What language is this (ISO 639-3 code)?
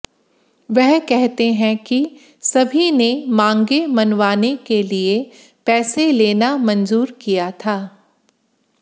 hin